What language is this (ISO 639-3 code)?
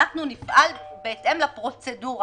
heb